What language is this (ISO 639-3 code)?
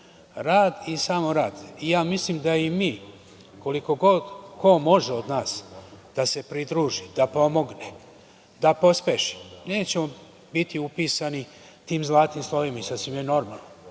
srp